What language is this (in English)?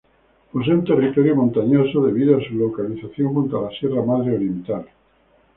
Spanish